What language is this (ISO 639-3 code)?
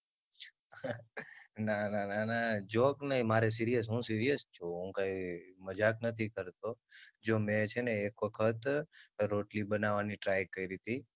guj